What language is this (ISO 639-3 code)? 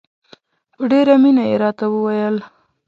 pus